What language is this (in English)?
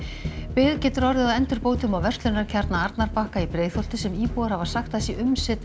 Icelandic